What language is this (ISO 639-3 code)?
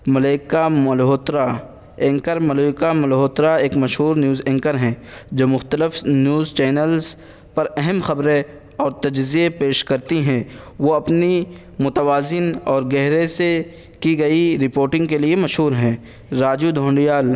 urd